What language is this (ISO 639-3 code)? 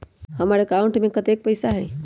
mag